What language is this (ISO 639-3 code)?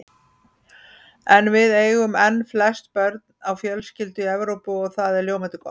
isl